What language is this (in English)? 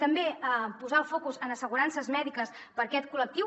Catalan